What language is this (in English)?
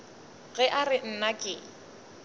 Northern Sotho